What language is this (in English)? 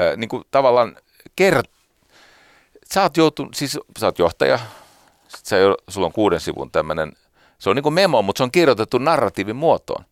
Finnish